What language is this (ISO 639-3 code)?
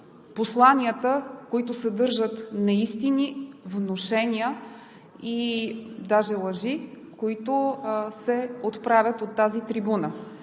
bul